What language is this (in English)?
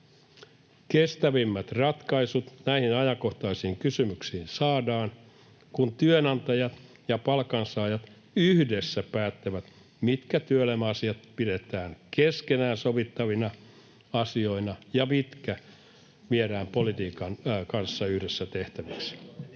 Finnish